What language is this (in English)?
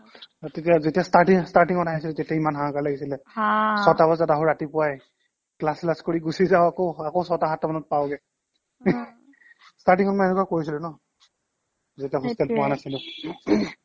Assamese